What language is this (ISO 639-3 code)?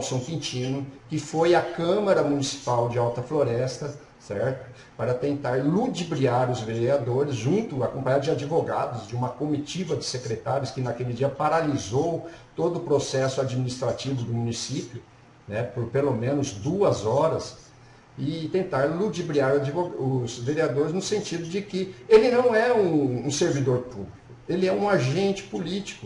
por